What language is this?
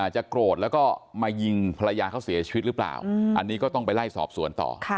Thai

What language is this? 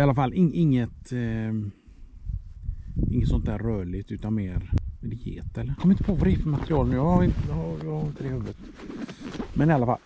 Swedish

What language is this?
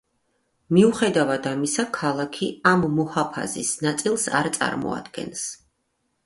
Georgian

